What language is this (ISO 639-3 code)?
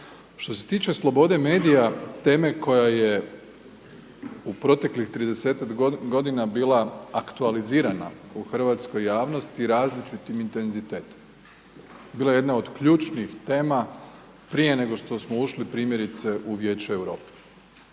hrv